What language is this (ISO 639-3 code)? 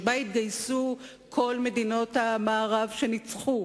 heb